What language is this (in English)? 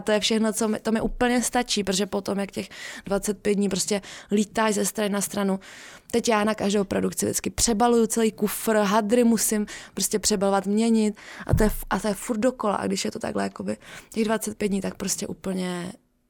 Czech